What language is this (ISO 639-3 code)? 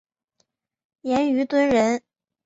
zho